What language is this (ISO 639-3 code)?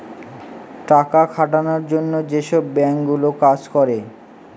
ben